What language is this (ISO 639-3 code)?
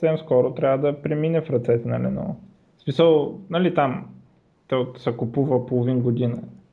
bul